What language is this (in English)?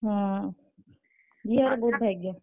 Odia